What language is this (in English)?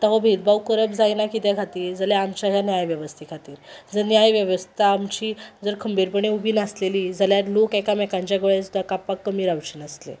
Konkani